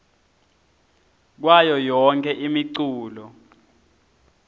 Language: Swati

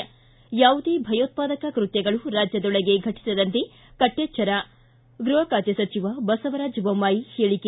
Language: Kannada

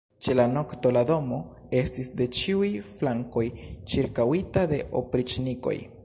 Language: Esperanto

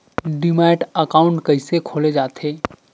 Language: Chhattisgarhi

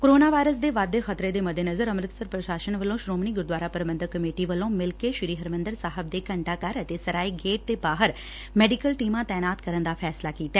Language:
Punjabi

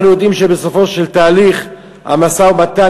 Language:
Hebrew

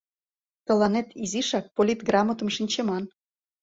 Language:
Mari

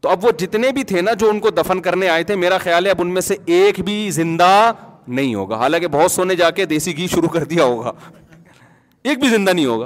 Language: Urdu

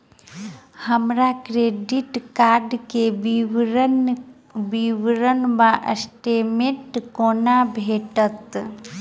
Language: Maithili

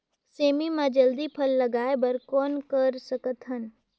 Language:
Chhattisgarhi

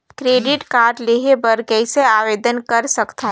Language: Chhattisgarhi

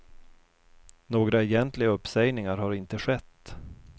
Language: Swedish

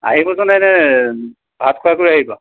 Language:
Assamese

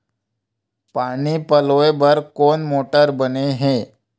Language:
Chhattisgarhi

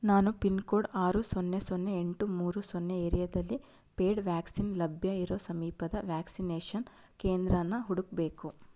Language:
Kannada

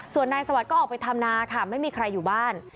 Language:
Thai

